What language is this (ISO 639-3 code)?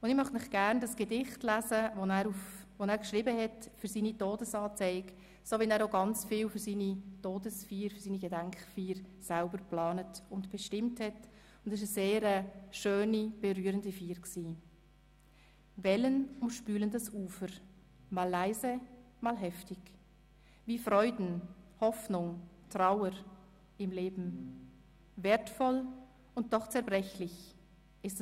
gsw